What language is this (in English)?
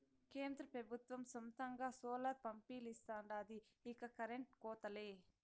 Telugu